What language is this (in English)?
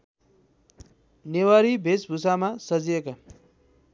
Nepali